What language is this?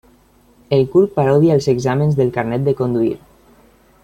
Catalan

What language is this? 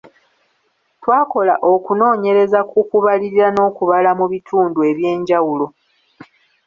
Ganda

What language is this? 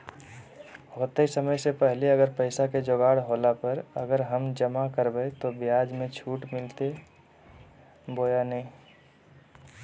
Magahi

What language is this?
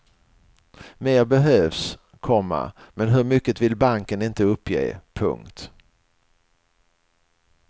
Swedish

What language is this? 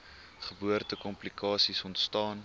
Afrikaans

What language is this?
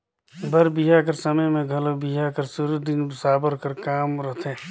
Chhattisgarhi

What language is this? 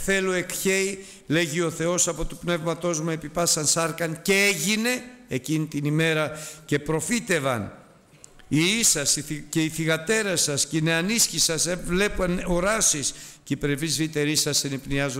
Greek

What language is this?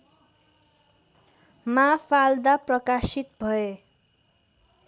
Nepali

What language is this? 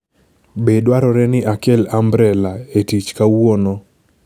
Luo (Kenya and Tanzania)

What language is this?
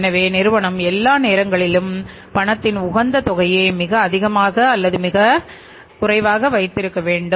Tamil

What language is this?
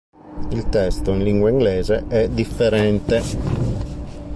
Italian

